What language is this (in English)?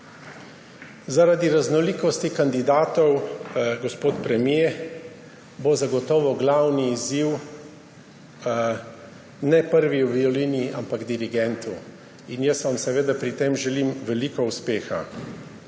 Slovenian